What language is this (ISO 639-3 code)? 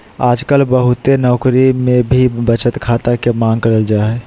mag